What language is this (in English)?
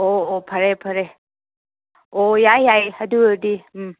Manipuri